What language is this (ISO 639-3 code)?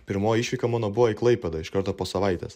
lit